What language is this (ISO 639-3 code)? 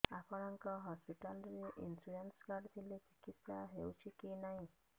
ori